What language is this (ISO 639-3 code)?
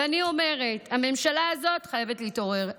heb